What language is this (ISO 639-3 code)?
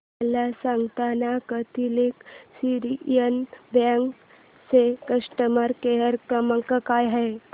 mar